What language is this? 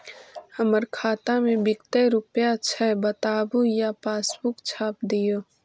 Magahi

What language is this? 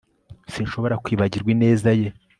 Kinyarwanda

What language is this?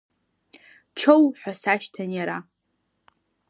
Abkhazian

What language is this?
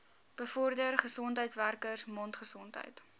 Afrikaans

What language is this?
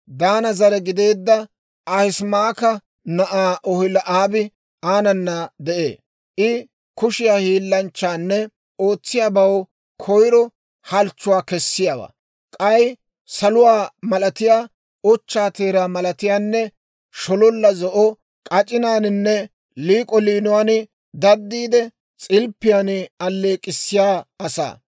Dawro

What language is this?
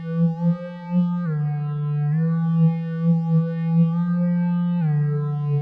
English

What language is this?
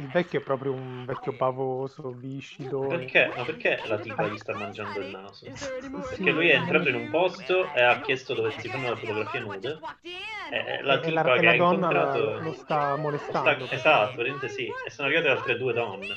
Italian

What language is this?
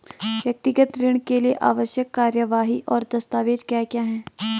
Hindi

